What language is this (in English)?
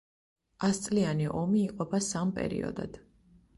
Georgian